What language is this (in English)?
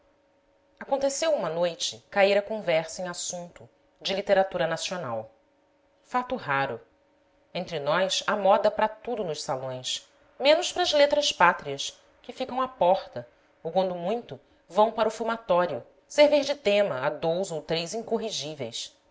Portuguese